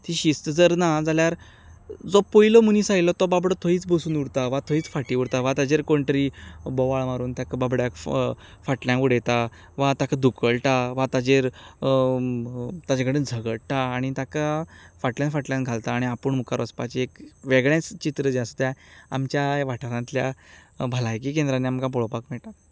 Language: Konkani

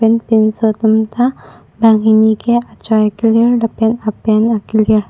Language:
Karbi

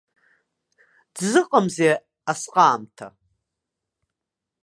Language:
Abkhazian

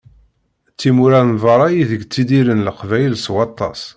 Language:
Kabyle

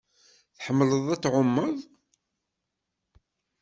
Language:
Kabyle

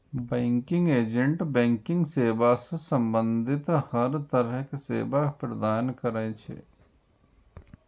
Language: Maithili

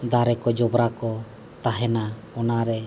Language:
Santali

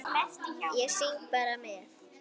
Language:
Icelandic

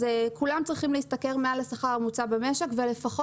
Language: Hebrew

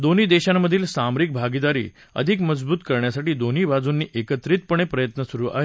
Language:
Marathi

